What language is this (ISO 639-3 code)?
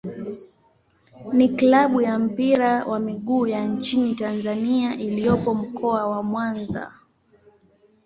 swa